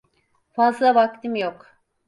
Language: Turkish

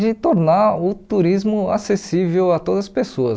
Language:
Portuguese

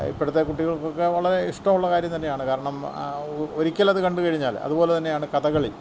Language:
Malayalam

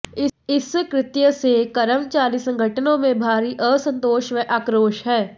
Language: Hindi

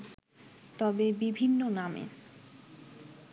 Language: Bangla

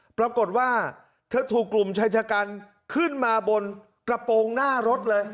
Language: Thai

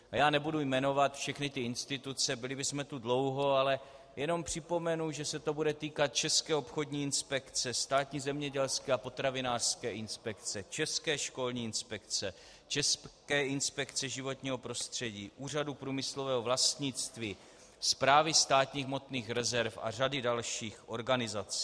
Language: Czech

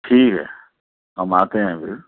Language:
Urdu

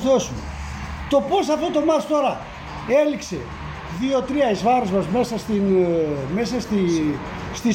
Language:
Greek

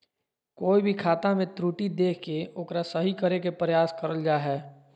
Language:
Magahi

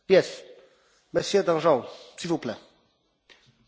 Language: French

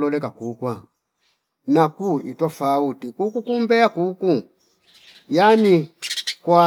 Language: Fipa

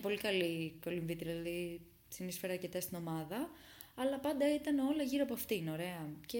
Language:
Greek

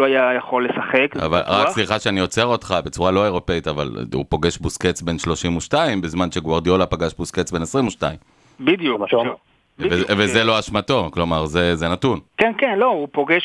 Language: Hebrew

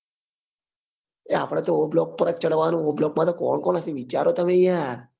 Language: Gujarati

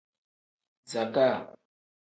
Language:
Tem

